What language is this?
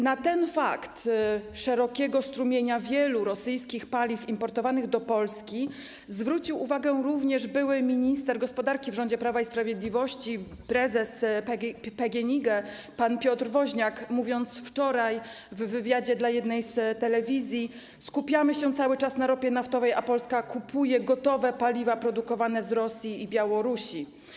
Polish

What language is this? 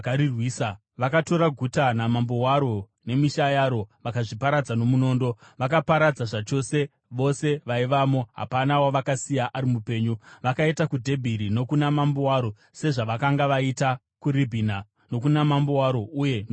Shona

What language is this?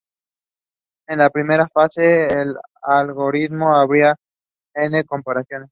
Spanish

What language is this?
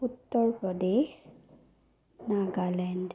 Assamese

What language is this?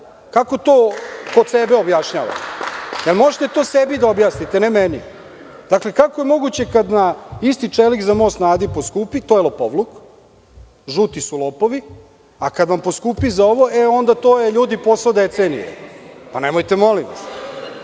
Serbian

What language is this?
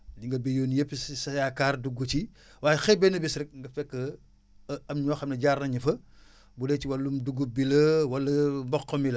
Wolof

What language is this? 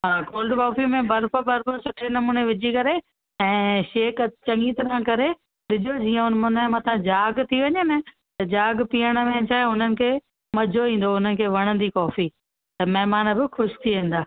Sindhi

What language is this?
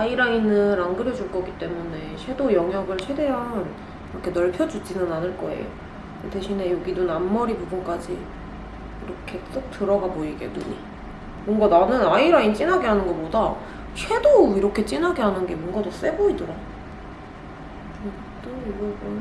Korean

